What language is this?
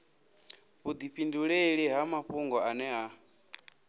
Venda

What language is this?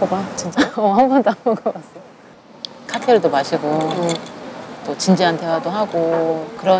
Korean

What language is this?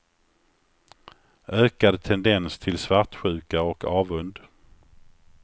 Swedish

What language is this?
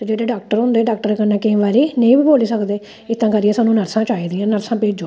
Dogri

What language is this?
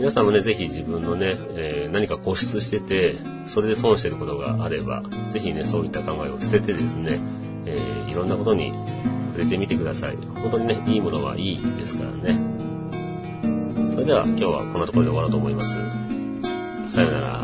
Japanese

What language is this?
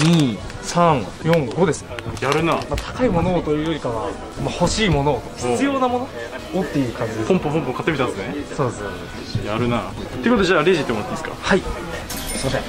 Japanese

